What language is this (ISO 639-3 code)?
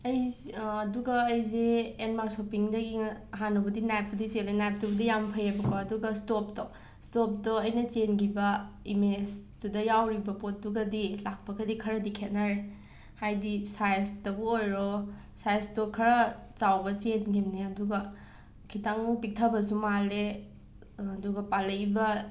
mni